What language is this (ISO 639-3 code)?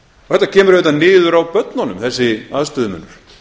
isl